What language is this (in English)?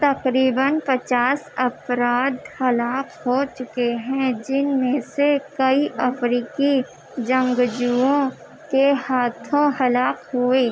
Urdu